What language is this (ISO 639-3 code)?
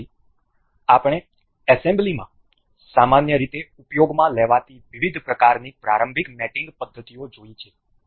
guj